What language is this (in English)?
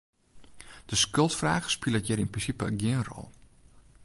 Western Frisian